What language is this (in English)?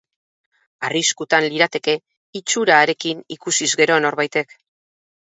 Basque